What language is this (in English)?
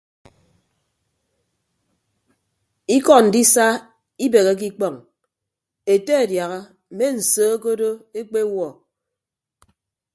Ibibio